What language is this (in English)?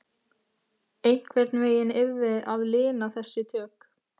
Icelandic